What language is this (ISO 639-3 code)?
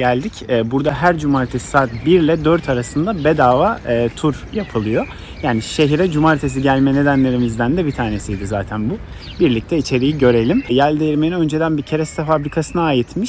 tur